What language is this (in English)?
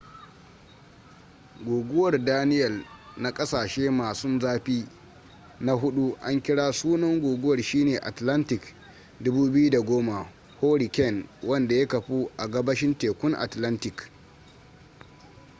Hausa